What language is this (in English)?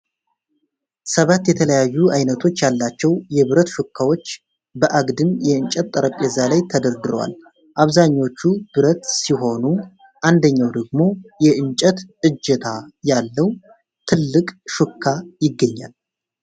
Amharic